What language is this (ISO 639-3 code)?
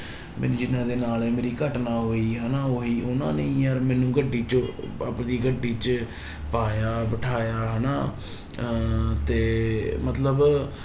pan